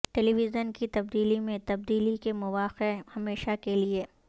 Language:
Urdu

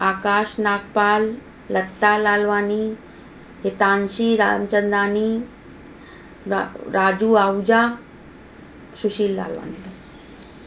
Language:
Sindhi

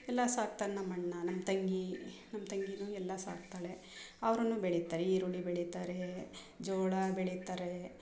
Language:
Kannada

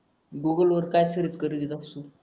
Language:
Marathi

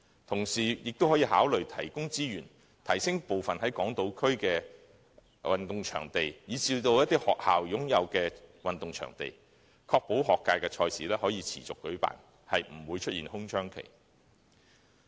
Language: Cantonese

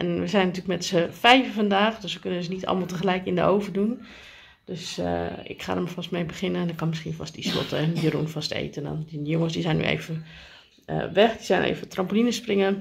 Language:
Dutch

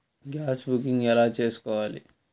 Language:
Telugu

